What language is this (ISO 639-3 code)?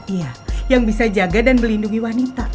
ind